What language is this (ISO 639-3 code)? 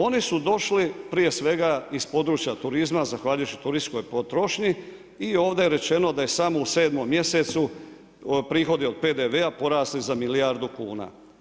hrv